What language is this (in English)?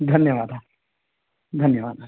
Sanskrit